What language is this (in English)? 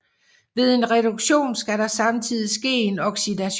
Danish